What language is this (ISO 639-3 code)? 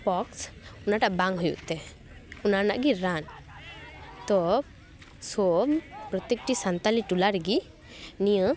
sat